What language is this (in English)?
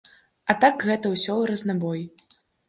Belarusian